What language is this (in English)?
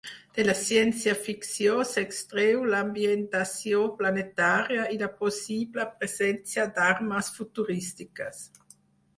Catalan